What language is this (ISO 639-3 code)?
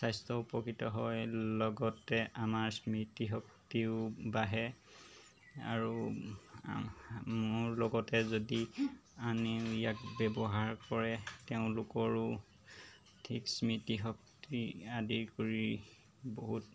asm